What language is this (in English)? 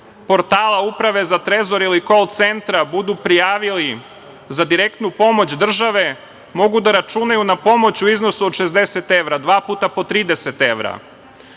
Serbian